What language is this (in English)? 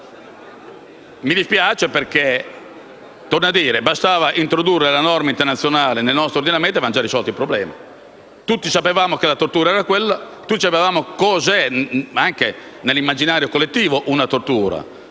Italian